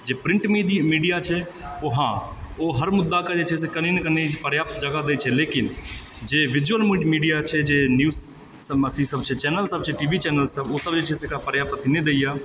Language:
Maithili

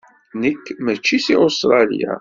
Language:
Kabyle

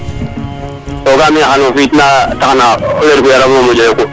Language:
Serer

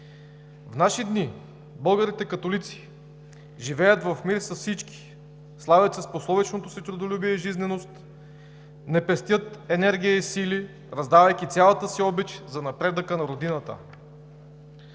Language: Bulgarian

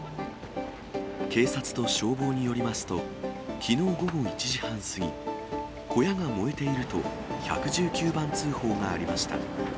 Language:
Japanese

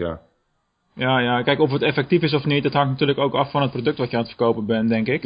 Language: Dutch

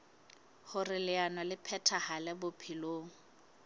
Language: Southern Sotho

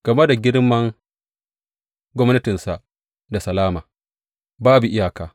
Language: Hausa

